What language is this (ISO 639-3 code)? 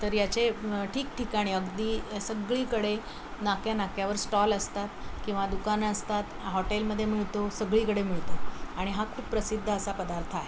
mar